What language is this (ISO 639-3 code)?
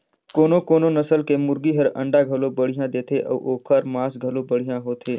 hne